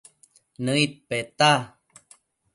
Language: Matsés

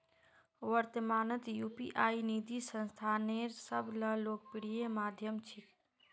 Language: Magahi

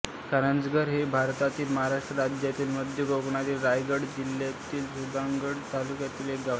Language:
Marathi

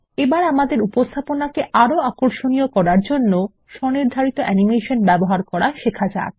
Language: Bangla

